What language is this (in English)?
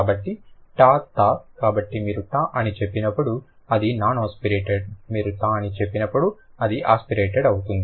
Telugu